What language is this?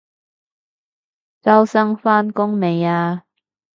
Cantonese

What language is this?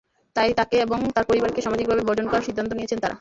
Bangla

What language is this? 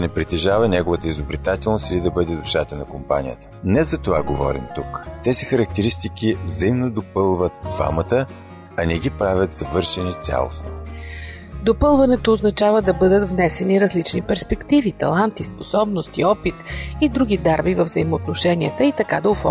Bulgarian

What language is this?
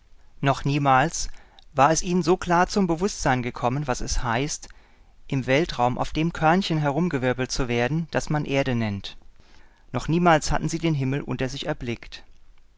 German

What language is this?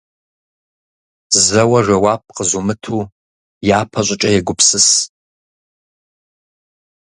Kabardian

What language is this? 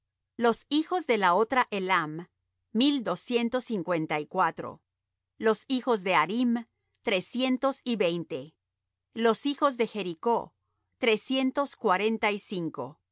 Spanish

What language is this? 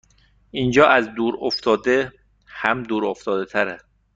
Persian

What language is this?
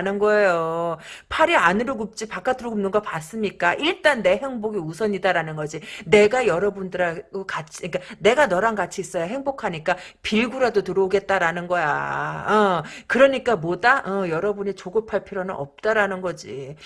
Korean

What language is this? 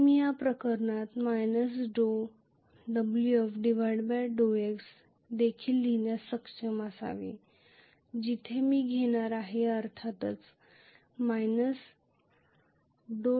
Marathi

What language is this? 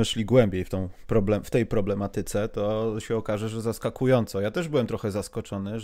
Polish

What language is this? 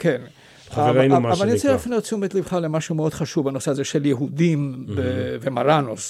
Hebrew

